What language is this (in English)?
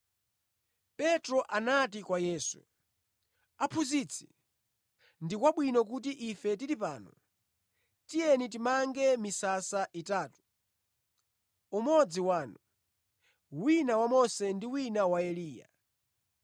Nyanja